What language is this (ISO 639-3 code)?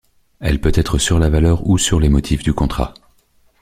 fra